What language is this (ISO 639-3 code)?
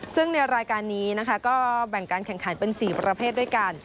tha